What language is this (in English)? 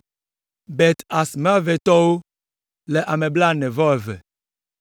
Ewe